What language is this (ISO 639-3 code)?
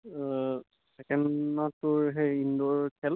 asm